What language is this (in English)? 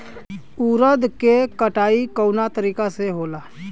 Bhojpuri